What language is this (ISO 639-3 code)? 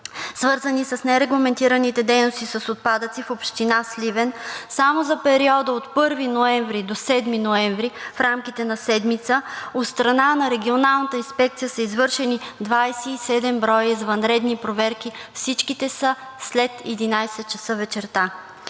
bul